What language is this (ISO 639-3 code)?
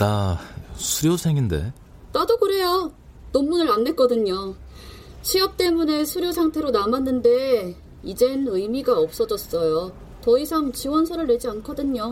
kor